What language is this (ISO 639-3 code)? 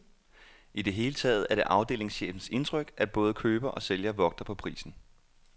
dan